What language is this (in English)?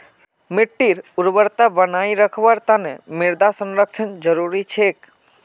Magahi